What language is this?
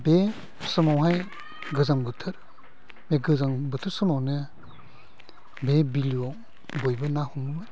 Bodo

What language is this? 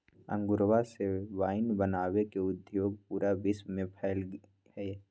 Magahi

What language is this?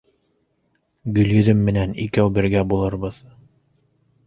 Bashkir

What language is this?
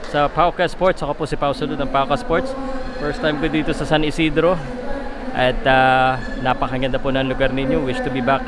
Filipino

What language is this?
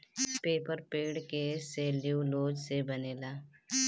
Bhojpuri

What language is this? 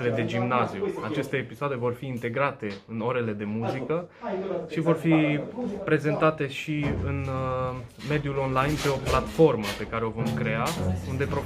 Romanian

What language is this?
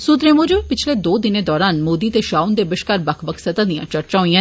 Dogri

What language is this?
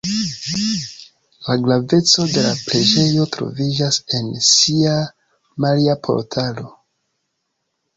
Esperanto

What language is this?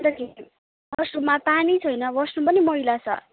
Nepali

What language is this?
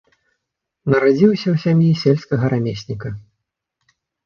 Belarusian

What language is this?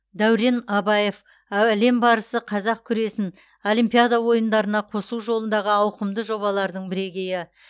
Kazakh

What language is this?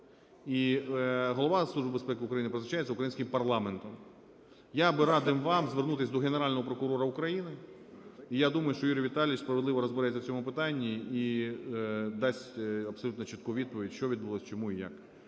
Ukrainian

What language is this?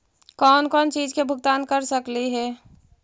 Magahi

